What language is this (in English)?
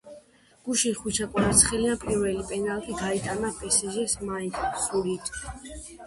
Georgian